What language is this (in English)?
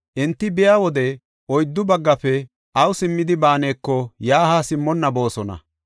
Gofa